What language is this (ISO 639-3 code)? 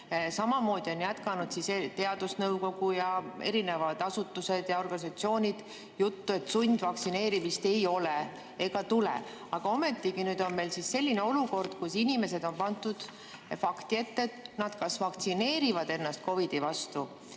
est